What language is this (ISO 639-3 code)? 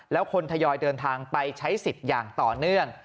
tha